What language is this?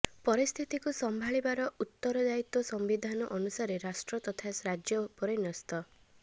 Odia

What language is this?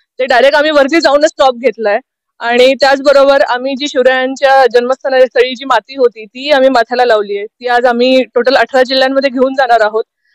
Hindi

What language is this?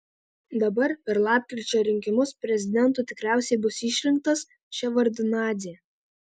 Lithuanian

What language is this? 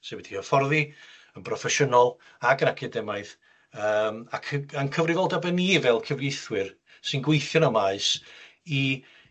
Welsh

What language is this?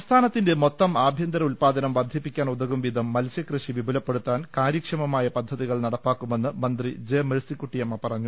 Malayalam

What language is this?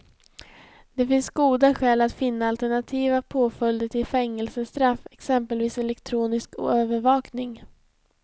Swedish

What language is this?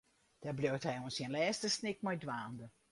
Western Frisian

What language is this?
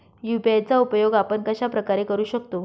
Marathi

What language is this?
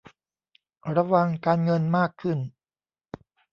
Thai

